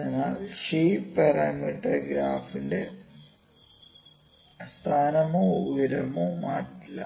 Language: Malayalam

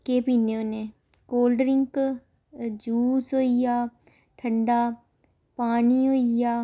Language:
Dogri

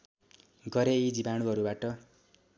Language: Nepali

